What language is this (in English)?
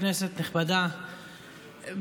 Hebrew